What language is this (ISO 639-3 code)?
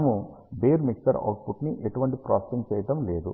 tel